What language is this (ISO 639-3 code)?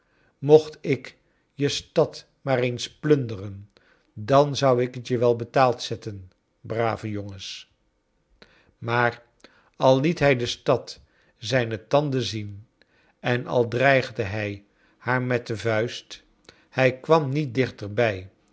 nld